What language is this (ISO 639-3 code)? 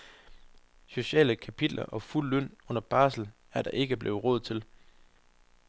dan